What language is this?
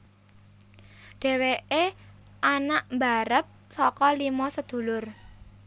Javanese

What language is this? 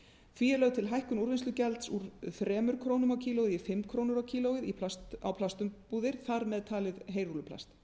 Icelandic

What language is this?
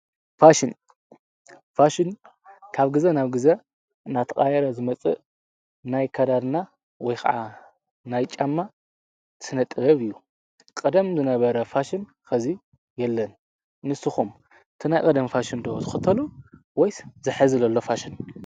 Tigrinya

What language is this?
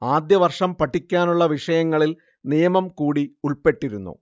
Malayalam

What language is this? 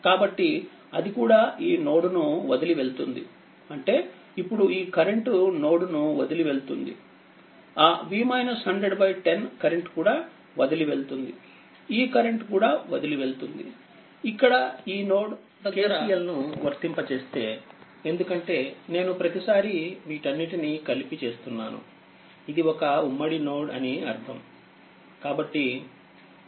Telugu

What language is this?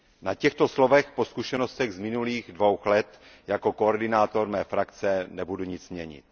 Czech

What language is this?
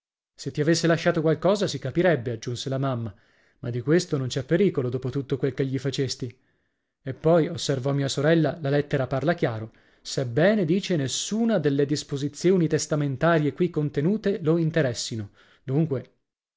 Italian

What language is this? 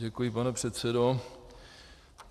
Czech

